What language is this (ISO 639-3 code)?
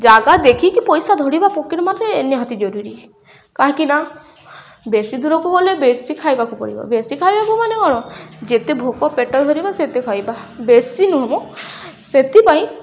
ori